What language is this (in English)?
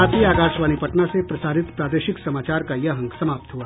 Hindi